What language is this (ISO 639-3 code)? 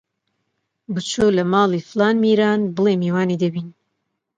ckb